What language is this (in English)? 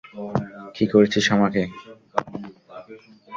Bangla